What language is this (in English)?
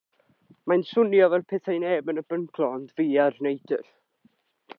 Welsh